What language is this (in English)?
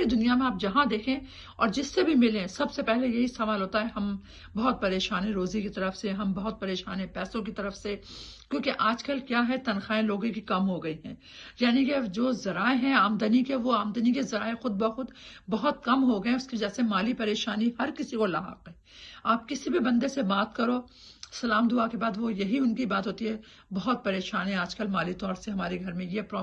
Urdu